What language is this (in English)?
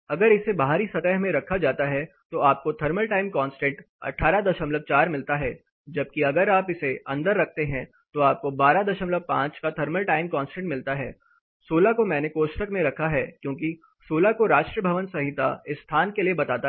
Hindi